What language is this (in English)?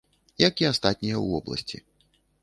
Belarusian